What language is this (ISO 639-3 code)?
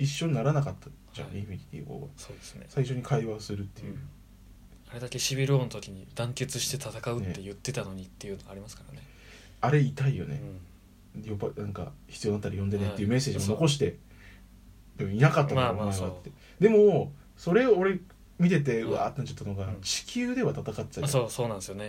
jpn